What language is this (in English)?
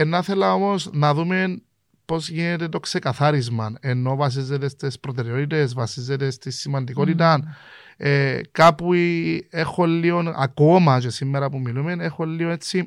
Greek